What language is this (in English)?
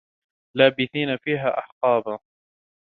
Arabic